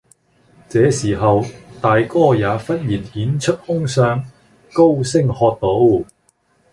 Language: Cantonese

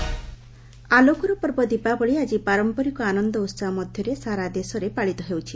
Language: Odia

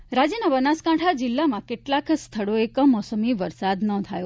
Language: Gujarati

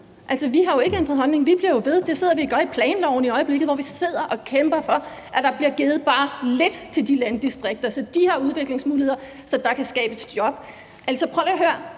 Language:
Danish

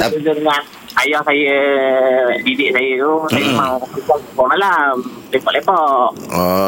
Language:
Malay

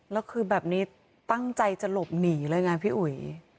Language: Thai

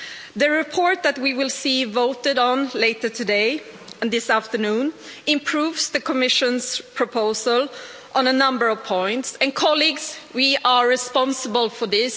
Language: English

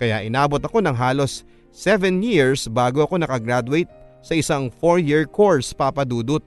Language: Filipino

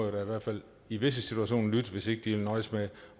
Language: Danish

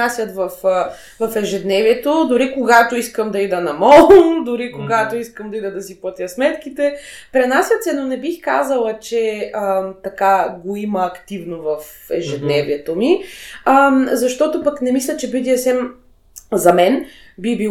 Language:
Bulgarian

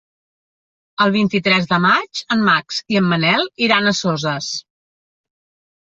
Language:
Catalan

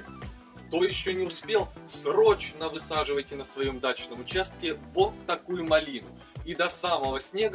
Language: Russian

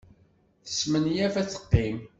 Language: Kabyle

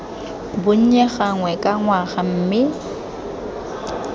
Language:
Tswana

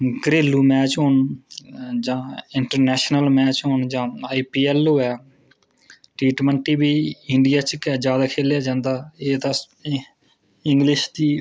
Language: Dogri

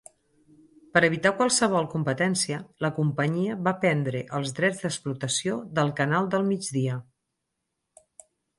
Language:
Catalan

